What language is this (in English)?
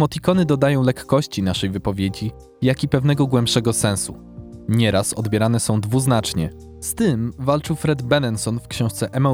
Polish